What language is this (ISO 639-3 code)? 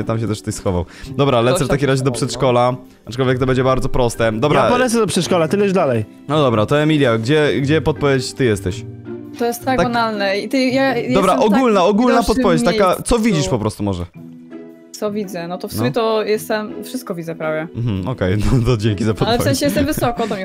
pol